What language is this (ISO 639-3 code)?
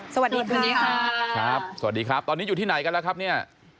tha